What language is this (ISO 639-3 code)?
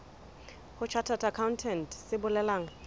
sot